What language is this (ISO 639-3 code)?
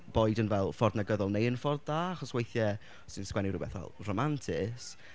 cym